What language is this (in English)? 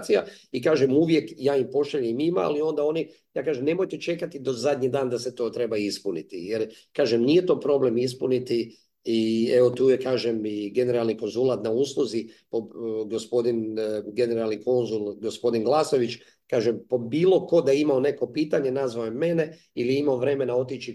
Croatian